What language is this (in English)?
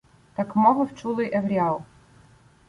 Ukrainian